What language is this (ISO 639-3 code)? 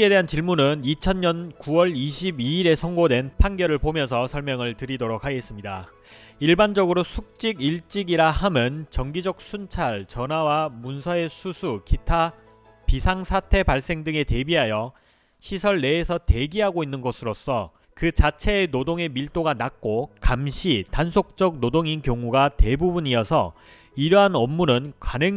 kor